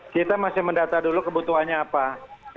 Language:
Indonesian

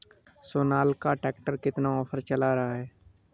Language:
Hindi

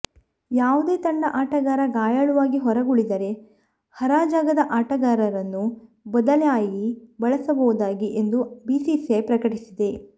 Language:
Kannada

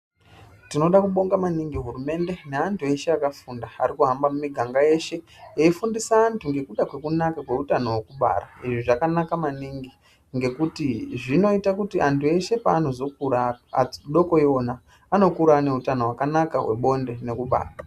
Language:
Ndau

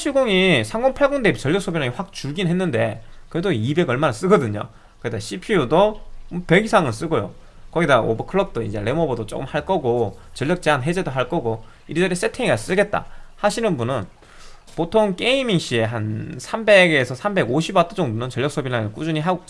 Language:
Korean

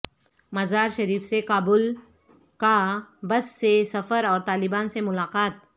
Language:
Urdu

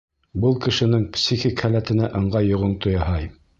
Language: Bashkir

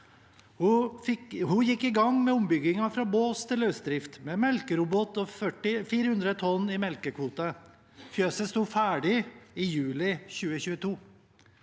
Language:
Norwegian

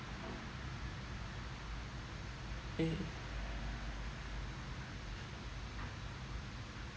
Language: English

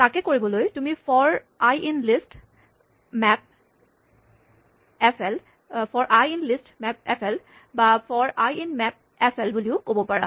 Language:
Assamese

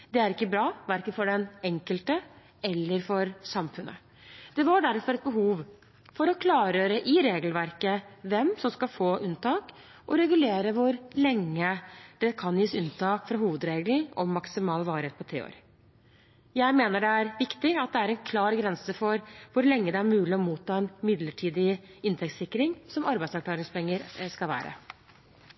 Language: Norwegian Bokmål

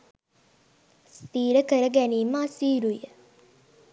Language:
Sinhala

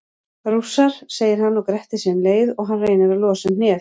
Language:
Icelandic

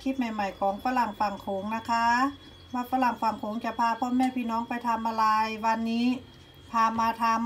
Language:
Thai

